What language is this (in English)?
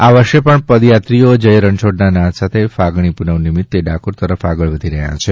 Gujarati